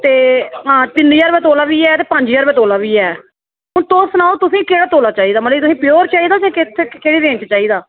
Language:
Dogri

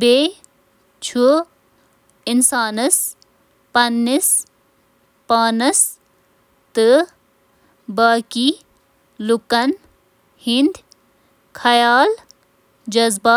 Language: Kashmiri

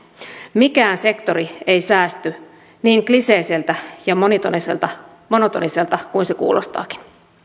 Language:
Finnish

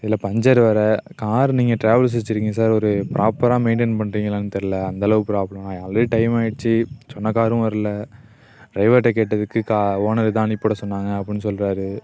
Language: Tamil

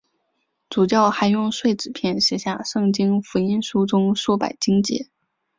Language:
Chinese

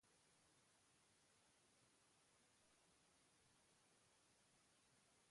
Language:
Basque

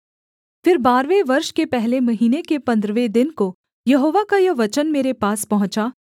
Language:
Hindi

